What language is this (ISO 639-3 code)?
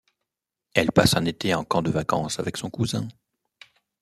fra